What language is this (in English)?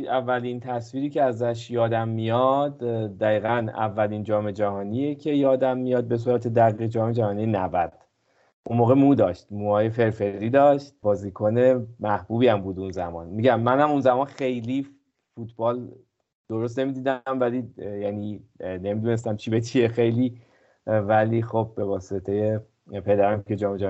Persian